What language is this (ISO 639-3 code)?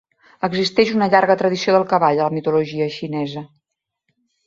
cat